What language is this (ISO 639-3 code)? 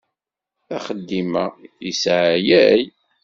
kab